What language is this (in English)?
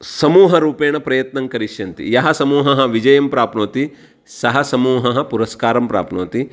Sanskrit